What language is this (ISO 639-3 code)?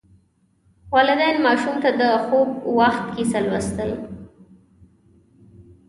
pus